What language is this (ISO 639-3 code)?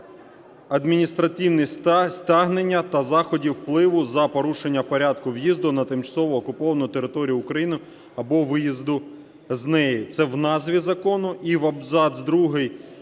ukr